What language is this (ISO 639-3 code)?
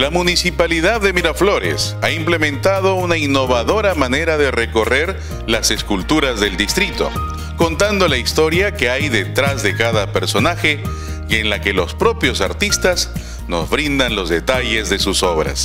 spa